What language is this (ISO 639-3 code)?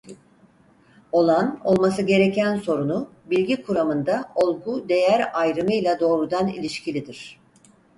tur